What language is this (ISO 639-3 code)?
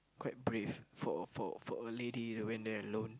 eng